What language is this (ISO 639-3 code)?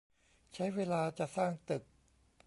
tha